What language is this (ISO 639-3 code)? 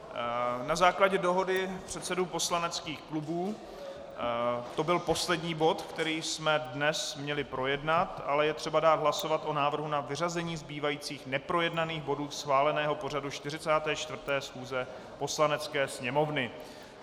ces